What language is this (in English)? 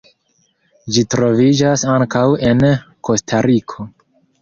Esperanto